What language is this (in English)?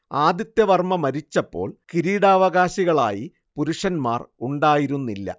Malayalam